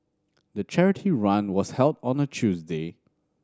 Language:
English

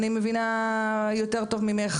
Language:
Hebrew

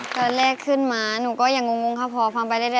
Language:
Thai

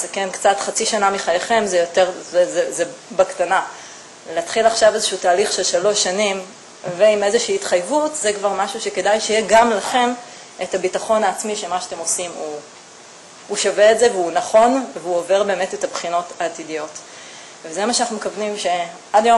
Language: Hebrew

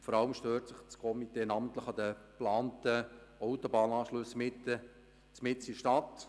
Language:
Swiss German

